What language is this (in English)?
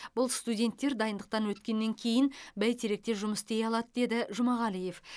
Kazakh